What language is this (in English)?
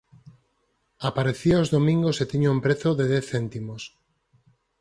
Galician